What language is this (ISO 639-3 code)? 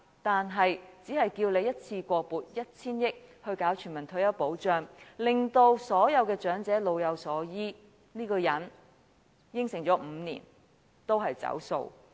yue